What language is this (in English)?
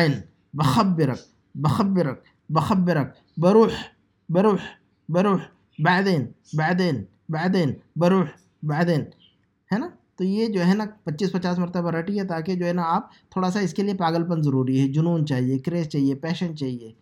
Urdu